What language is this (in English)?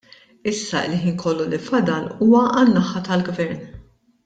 Maltese